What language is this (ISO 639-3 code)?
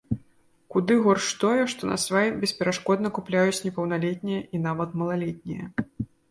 bel